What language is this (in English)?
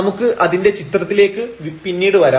Malayalam